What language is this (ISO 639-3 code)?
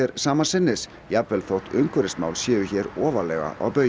isl